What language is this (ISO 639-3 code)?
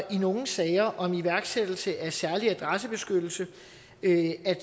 dan